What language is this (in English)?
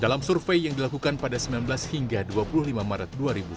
Indonesian